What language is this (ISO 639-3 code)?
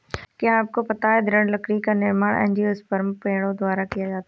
hin